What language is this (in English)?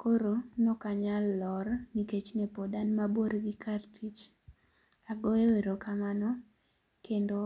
Luo (Kenya and Tanzania)